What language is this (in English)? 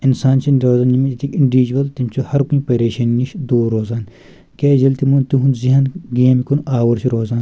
Kashmiri